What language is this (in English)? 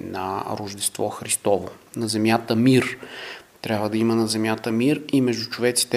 Bulgarian